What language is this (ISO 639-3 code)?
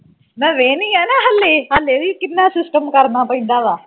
pan